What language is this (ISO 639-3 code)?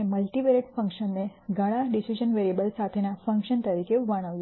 guj